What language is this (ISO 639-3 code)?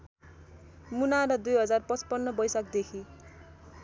nep